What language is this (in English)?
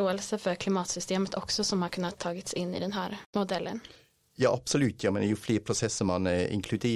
Swedish